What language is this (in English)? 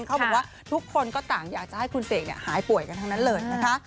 Thai